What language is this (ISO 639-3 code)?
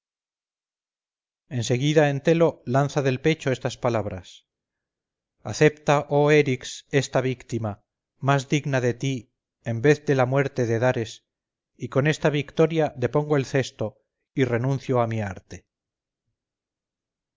spa